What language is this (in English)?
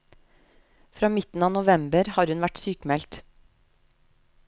Norwegian